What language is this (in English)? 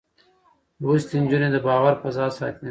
Pashto